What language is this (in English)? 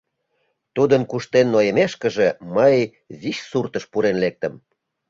Mari